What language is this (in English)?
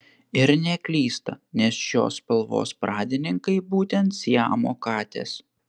Lithuanian